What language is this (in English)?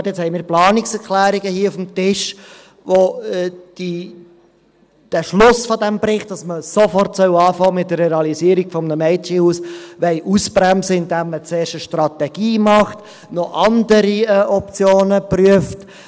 Swiss German